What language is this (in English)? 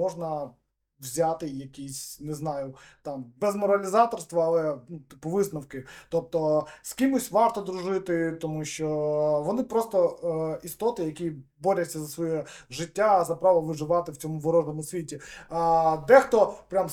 Ukrainian